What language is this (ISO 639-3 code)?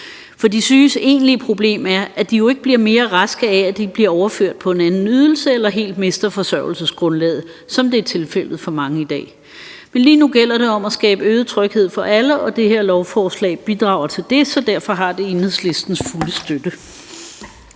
dan